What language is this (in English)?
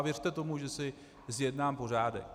Czech